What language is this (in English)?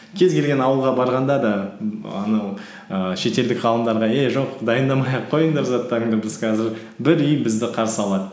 Kazakh